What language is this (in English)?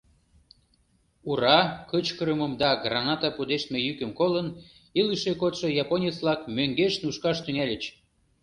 Mari